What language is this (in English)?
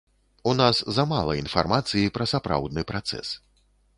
Belarusian